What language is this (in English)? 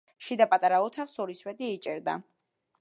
Georgian